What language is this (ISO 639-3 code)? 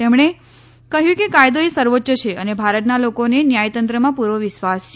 guj